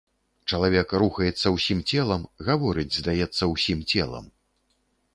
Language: Belarusian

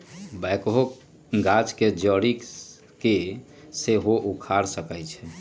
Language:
Magahi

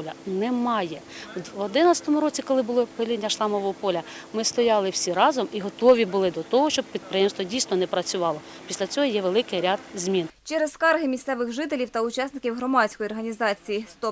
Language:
Ukrainian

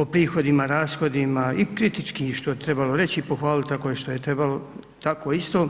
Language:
Croatian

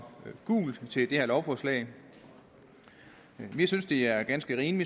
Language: Danish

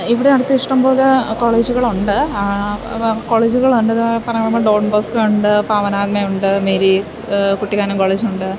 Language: Malayalam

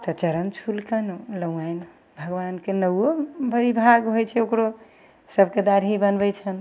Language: Maithili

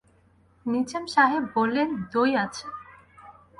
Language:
Bangla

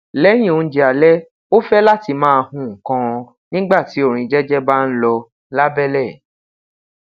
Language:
Yoruba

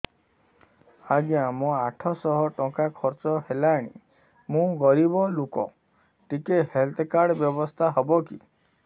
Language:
Odia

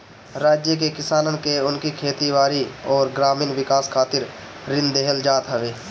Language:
Bhojpuri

